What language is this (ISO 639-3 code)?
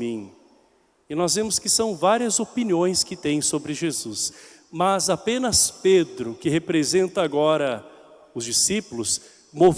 por